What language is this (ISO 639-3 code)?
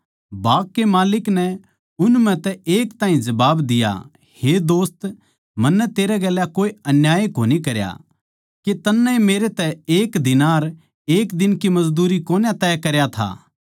bgc